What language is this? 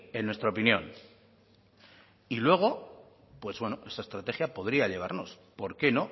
Spanish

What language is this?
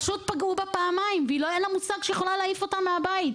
Hebrew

